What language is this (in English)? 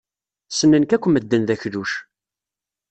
Kabyle